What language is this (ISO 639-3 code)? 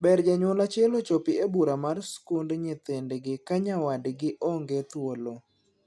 luo